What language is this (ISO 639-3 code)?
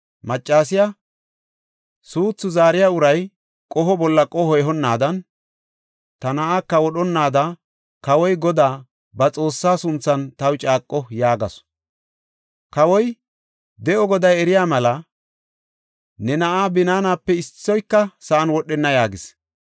gof